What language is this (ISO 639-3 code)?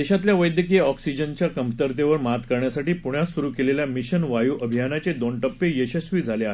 mar